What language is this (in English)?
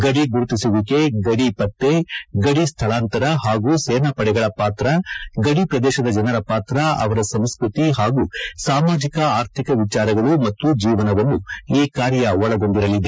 Kannada